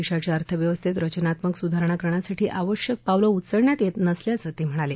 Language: Marathi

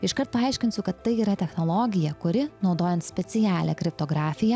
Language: Lithuanian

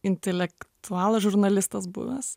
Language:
Lithuanian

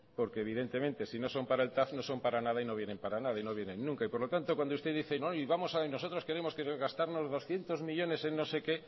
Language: Spanish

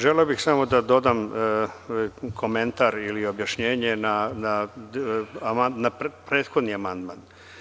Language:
Serbian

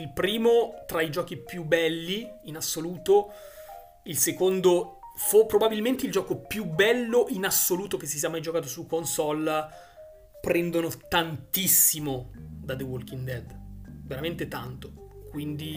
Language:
Italian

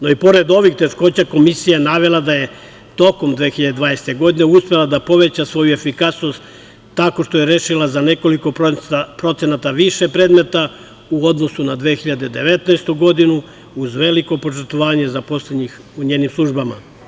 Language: Serbian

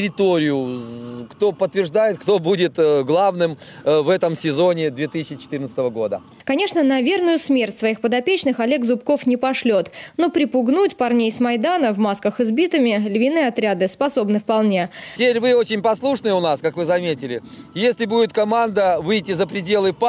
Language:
Russian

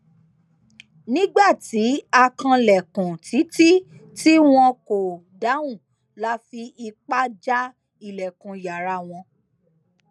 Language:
Yoruba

